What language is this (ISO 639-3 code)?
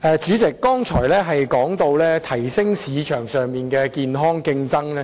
yue